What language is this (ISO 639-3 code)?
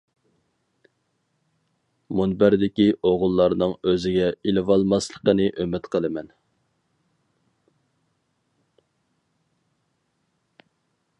uig